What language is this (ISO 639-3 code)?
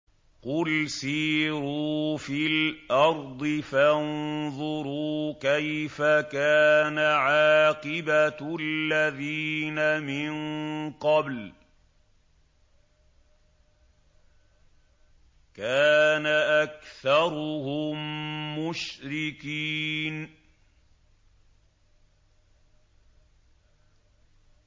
ara